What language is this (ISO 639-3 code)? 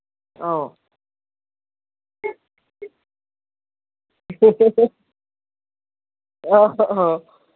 mni